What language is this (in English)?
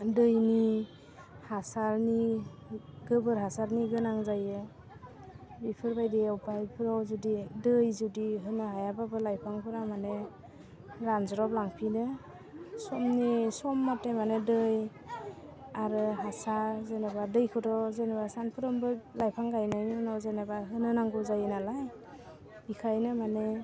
Bodo